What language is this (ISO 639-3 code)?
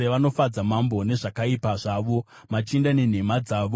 sna